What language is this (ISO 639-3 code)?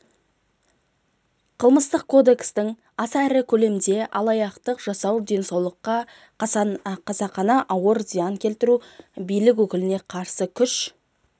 kaz